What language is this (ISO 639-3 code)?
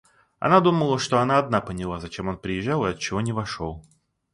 rus